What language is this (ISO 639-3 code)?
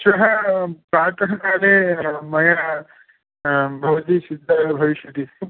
san